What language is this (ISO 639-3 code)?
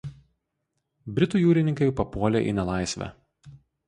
lit